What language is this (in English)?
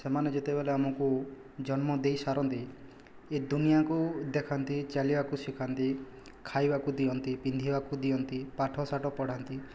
Odia